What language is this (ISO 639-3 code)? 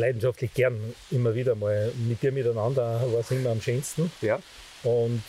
deu